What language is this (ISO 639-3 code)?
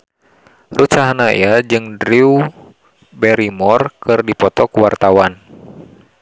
sun